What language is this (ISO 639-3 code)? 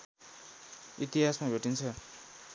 nep